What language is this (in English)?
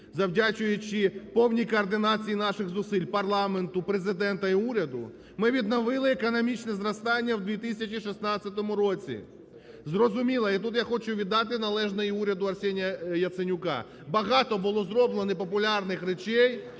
Ukrainian